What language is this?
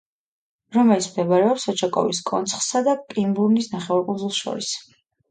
Georgian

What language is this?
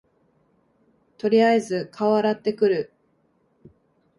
Japanese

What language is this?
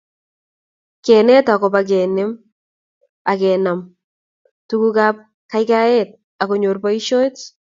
Kalenjin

